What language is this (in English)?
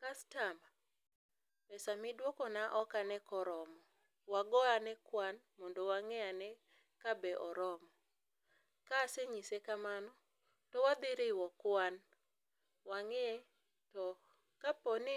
Luo (Kenya and Tanzania)